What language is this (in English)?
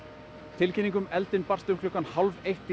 Icelandic